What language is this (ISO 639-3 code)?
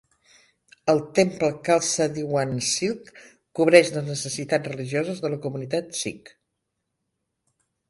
cat